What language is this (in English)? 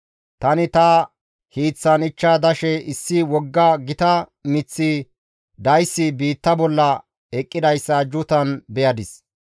Gamo